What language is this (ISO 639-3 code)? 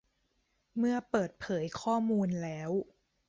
tha